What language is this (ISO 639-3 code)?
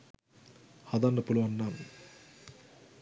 sin